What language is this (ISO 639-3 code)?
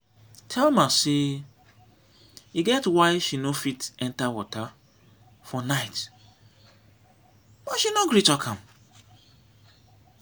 pcm